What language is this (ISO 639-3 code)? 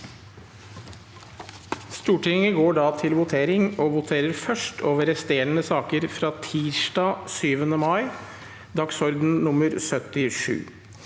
nor